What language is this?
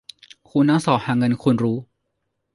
Thai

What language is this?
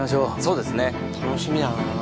Japanese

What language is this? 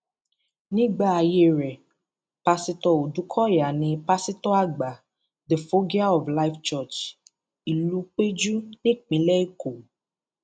Yoruba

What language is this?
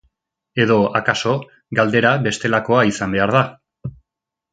Basque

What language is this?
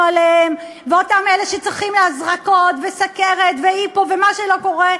Hebrew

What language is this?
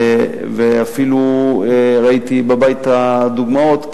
Hebrew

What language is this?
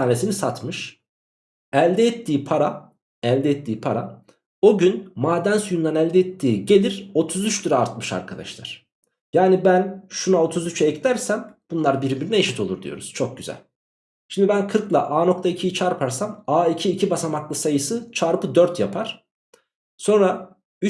Turkish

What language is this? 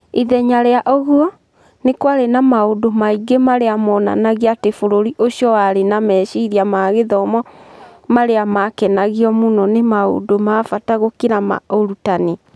Kikuyu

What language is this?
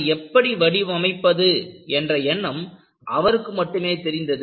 Tamil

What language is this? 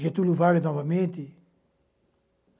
Portuguese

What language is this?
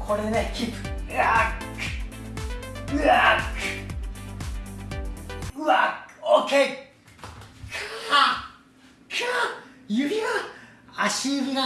Japanese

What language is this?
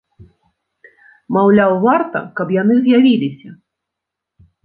Belarusian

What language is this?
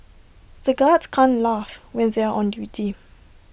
English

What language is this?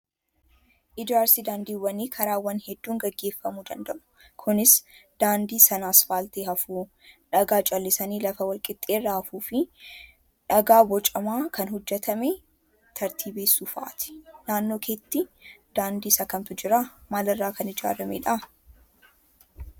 Oromo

